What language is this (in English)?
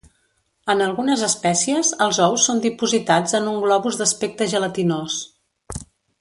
Catalan